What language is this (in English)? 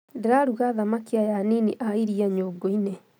Kikuyu